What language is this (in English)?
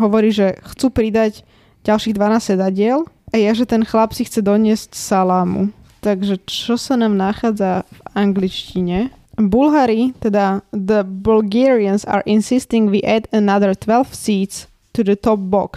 Slovak